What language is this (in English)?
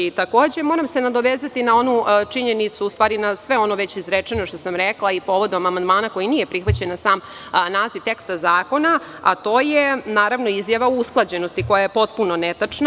Serbian